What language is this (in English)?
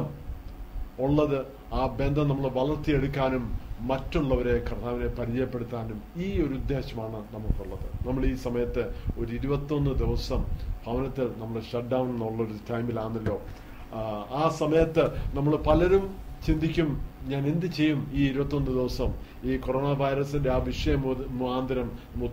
Malayalam